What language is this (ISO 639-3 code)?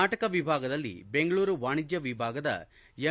kan